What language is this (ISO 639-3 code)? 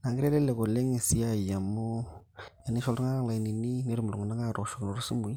mas